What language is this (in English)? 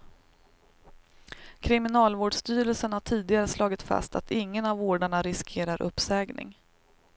Swedish